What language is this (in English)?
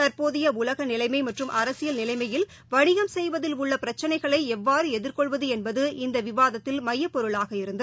Tamil